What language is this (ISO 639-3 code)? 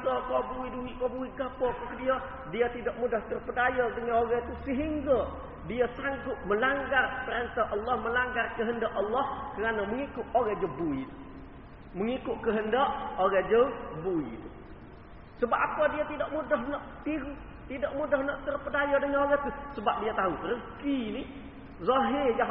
msa